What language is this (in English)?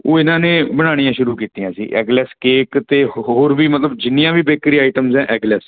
Punjabi